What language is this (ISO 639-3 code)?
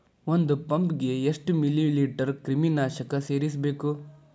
kan